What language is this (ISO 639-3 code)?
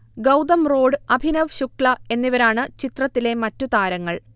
mal